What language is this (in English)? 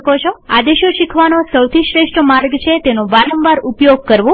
Gujarati